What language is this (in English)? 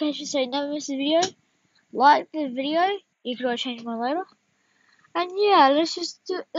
English